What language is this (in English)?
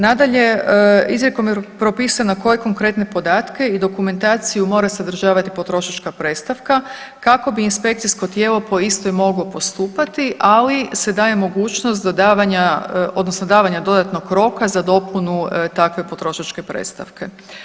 Croatian